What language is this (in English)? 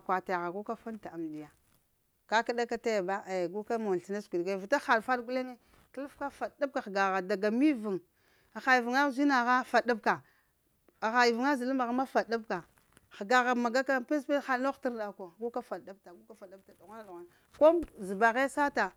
Lamang